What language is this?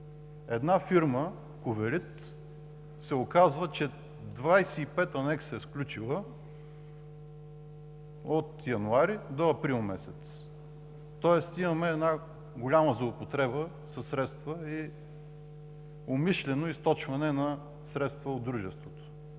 Bulgarian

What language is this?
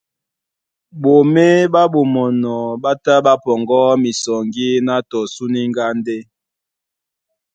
Duala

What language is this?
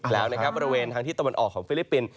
Thai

